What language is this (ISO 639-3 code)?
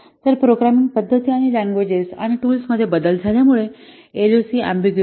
mar